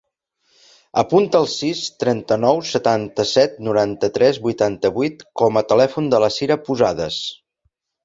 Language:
Catalan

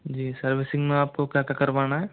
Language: Hindi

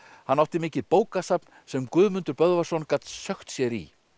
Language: Icelandic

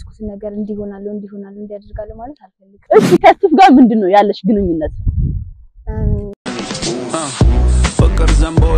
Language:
Arabic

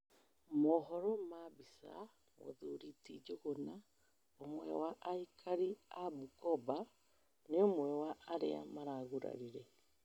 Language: Kikuyu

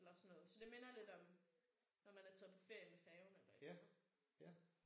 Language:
Danish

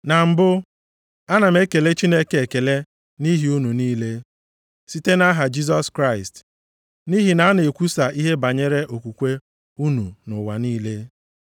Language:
Igbo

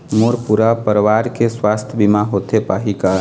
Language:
Chhattisgarhi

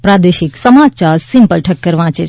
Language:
Gujarati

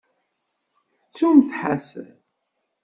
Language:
Kabyle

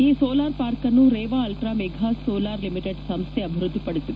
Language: Kannada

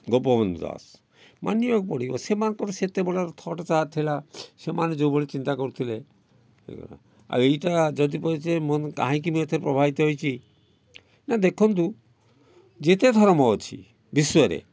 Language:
Odia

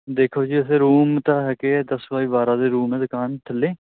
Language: Punjabi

